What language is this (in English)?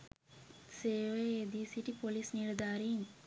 Sinhala